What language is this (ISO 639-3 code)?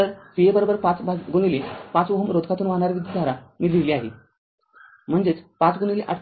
mar